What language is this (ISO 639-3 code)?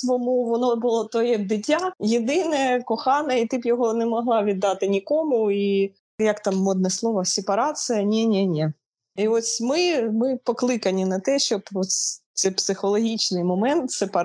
ukr